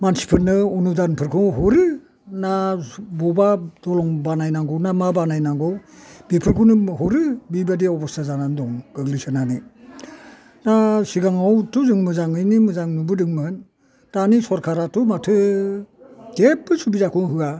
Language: Bodo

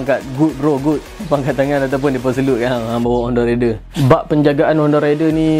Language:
Malay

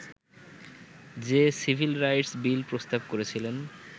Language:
Bangla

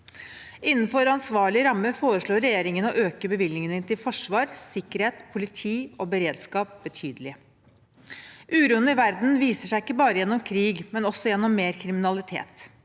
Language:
Norwegian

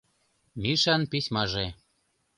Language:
Mari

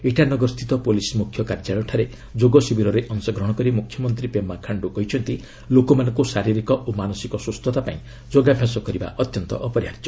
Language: Odia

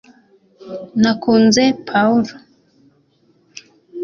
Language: Kinyarwanda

